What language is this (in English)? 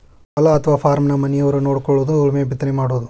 Kannada